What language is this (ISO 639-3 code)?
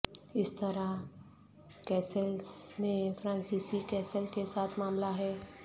urd